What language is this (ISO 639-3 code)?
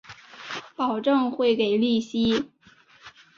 zho